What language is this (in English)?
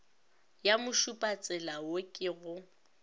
Northern Sotho